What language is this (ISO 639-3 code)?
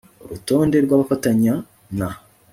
kin